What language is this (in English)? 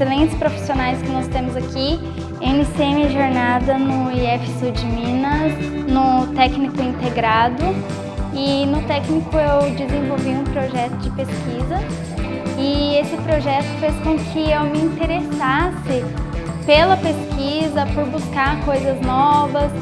Portuguese